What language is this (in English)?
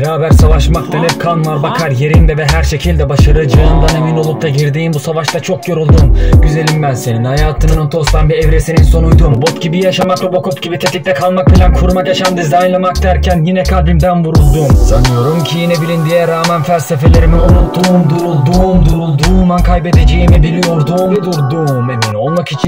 Turkish